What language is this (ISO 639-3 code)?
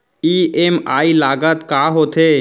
hne